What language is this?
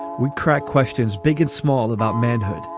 English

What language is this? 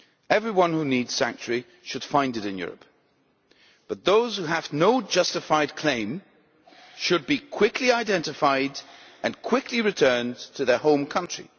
English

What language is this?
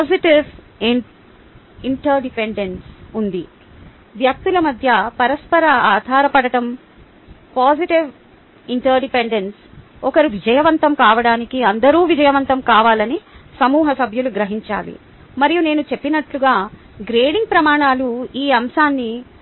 Telugu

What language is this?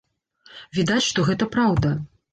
Belarusian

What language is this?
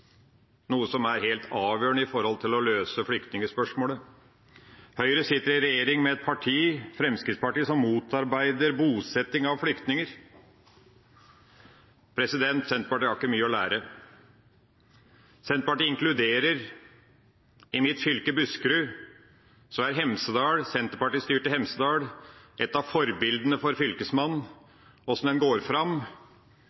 Norwegian Bokmål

